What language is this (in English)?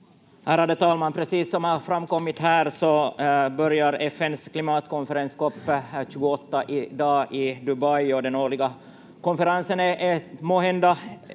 Finnish